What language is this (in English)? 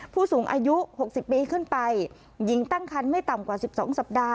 Thai